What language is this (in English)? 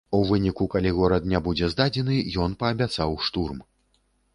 Belarusian